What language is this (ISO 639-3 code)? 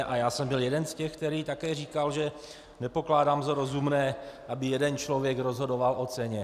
ces